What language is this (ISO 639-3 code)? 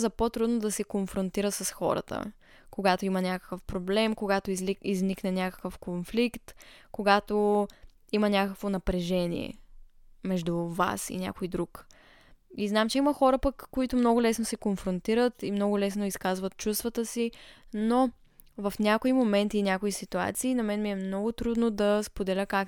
bul